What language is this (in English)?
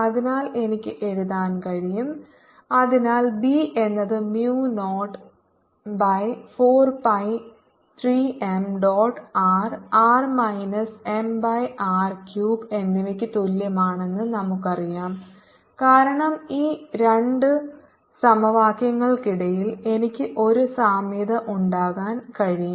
Malayalam